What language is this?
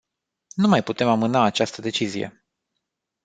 Romanian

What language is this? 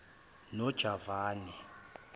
Zulu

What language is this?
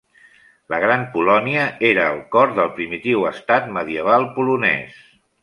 Catalan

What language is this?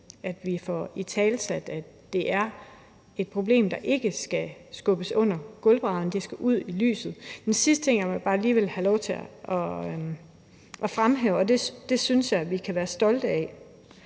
Danish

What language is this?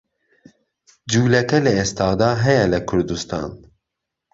Central Kurdish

